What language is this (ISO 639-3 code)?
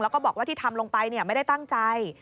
tha